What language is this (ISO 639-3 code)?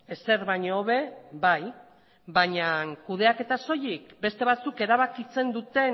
eus